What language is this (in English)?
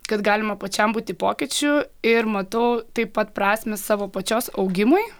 Lithuanian